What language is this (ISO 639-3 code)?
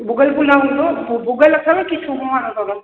snd